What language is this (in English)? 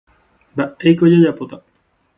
Guarani